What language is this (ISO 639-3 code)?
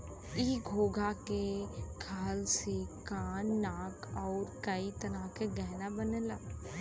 bho